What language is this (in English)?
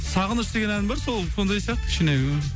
Kazakh